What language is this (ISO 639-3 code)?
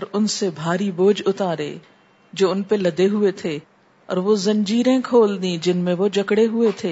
urd